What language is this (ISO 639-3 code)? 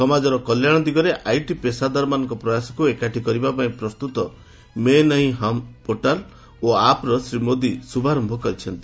ori